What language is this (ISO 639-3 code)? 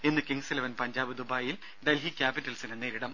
mal